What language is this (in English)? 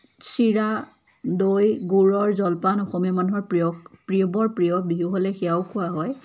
Assamese